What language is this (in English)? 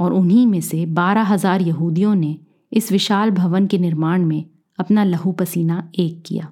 Hindi